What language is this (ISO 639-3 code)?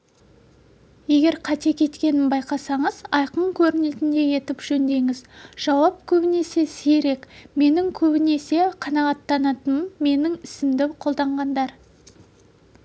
kaz